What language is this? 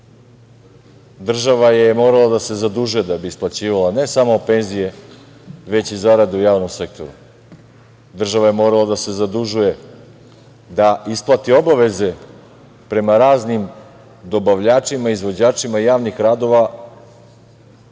Serbian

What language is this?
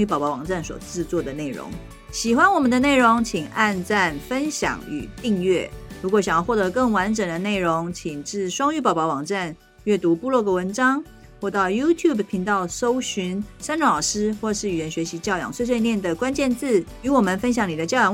Chinese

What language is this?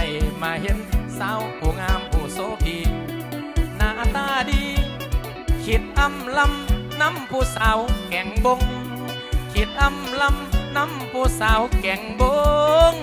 Thai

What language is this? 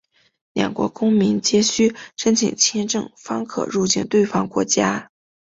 Chinese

